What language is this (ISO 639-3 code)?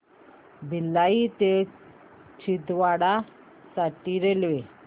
mar